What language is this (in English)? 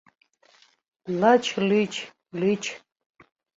Mari